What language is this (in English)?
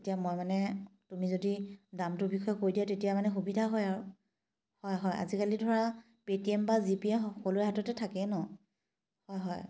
Assamese